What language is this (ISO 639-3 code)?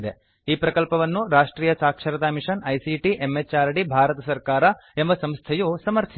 kan